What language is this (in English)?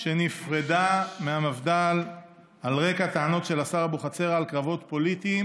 Hebrew